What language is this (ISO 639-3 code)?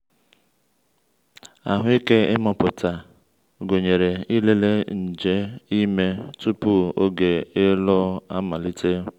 ibo